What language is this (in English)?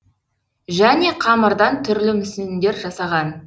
Kazakh